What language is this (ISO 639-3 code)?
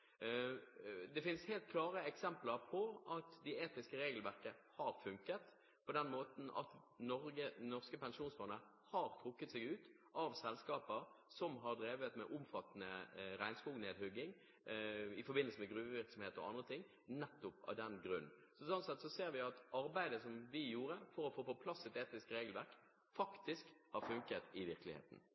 nob